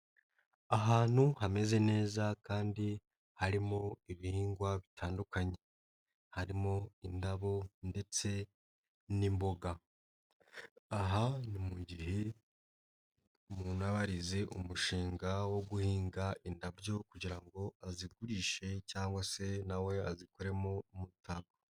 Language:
Kinyarwanda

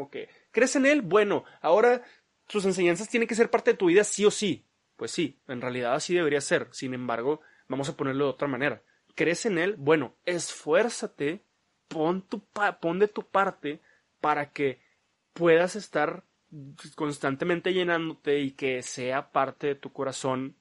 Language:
Spanish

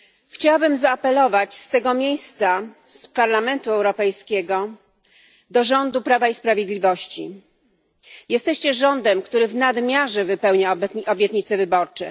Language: Polish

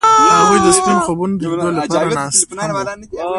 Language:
Pashto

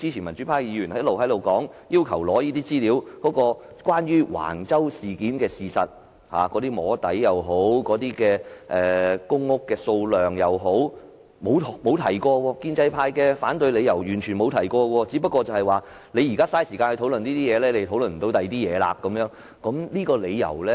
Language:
Cantonese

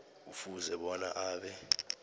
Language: South Ndebele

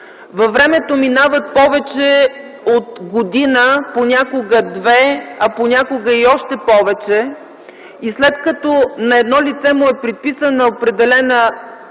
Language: Bulgarian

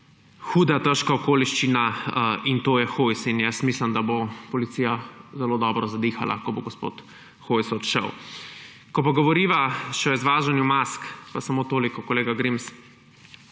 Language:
Slovenian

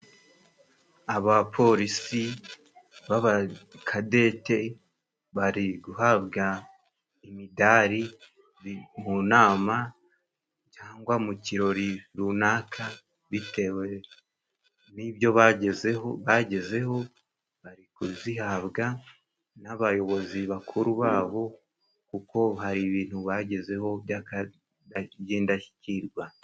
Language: Kinyarwanda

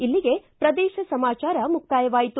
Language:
Kannada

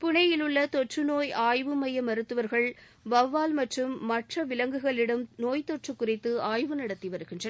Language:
Tamil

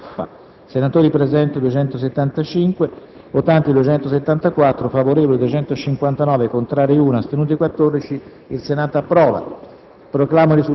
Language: Italian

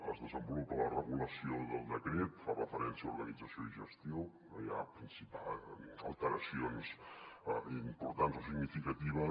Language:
Catalan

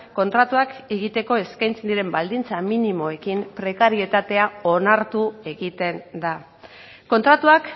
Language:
Basque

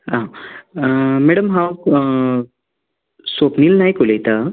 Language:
Konkani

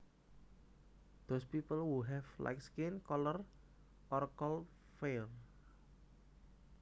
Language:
Javanese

